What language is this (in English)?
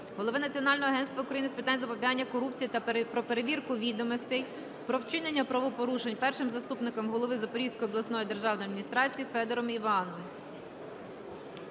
Ukrainian